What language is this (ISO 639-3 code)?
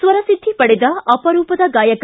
kan